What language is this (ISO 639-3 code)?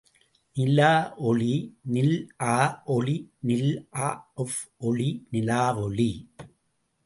tam